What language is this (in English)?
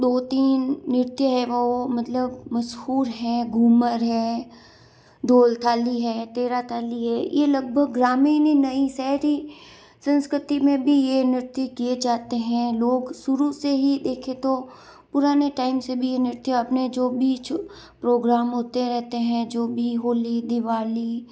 Hindi